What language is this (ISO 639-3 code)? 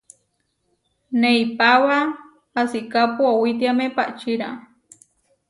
var